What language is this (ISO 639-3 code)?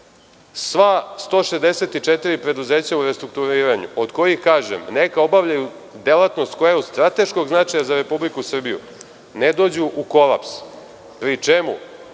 srp